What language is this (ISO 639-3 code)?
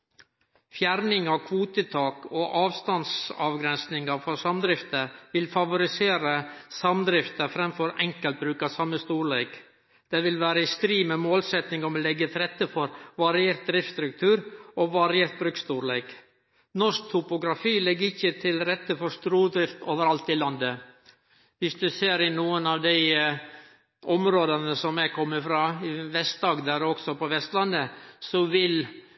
nno